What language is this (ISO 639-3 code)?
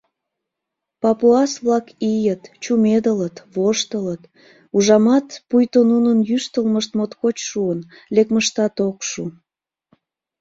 chm